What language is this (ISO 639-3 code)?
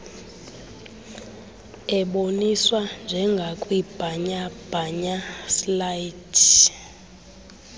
xho